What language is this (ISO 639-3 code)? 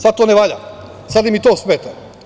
srp